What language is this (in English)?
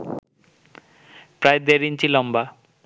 Bangla